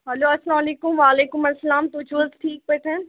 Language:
Kashmiri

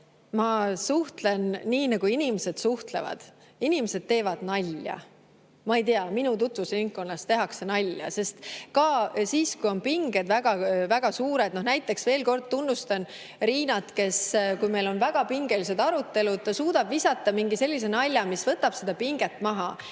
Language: Estonian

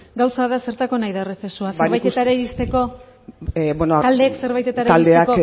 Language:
Basque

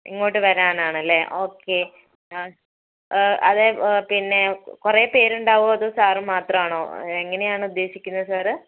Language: Malayalam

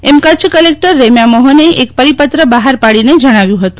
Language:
Gujarati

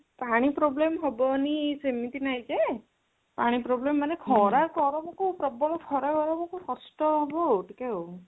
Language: Odia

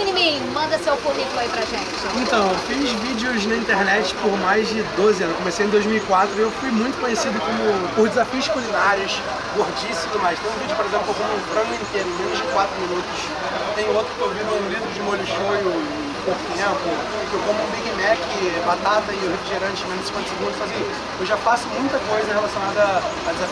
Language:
Portuguese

